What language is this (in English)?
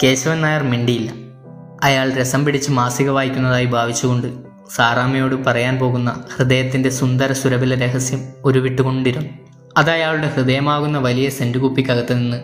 Malayalam